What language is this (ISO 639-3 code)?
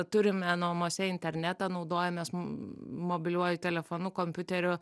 lit